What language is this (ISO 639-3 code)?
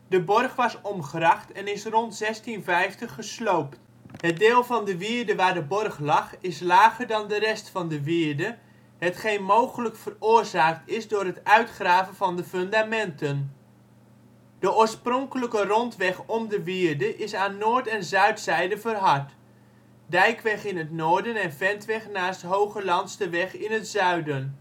nld